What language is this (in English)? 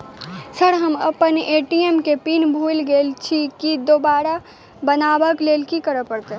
Maithili